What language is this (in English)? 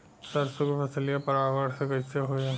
Bhojpuri